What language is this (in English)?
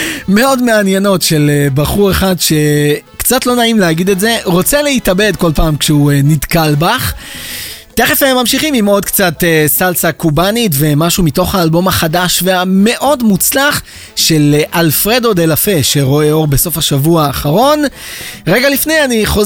Hebrew